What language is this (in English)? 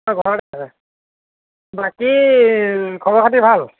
Assamese